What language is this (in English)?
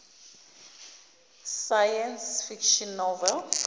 Zulu